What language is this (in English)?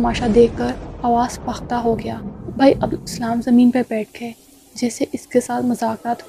Urdu